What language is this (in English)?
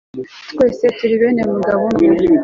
Kinyarwanda